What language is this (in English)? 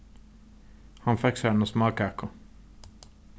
Faroese